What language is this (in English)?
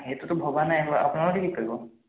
Assamese